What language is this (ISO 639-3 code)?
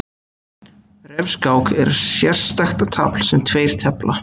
isl